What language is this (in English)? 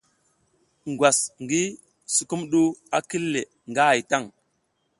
South Giziga